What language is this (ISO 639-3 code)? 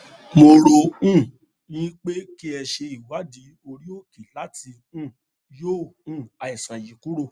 yor